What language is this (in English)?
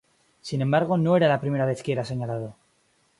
Spanish